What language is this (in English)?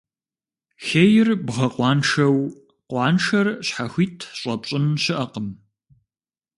Kabardian